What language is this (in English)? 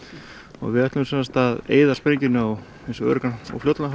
Icelandic